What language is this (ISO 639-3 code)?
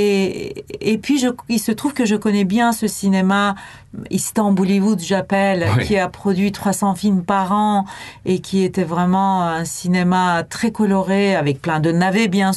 fra